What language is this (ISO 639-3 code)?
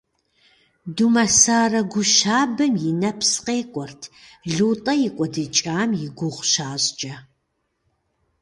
kbd